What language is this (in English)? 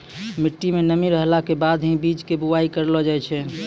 Maithili